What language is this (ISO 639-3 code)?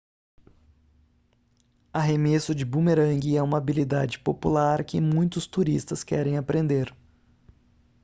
por